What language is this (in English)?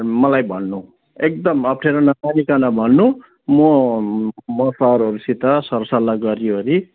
Nepali